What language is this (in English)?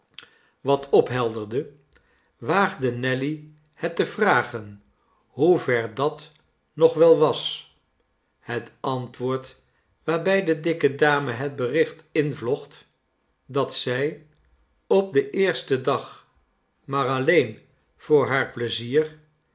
Dutch